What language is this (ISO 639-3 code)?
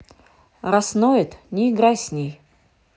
rus